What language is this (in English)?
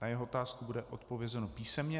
Czech